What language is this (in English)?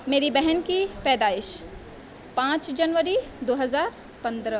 Urdu